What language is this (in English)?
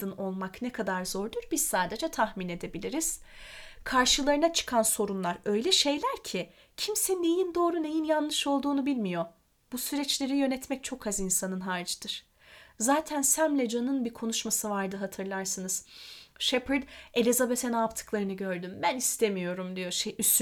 Turkish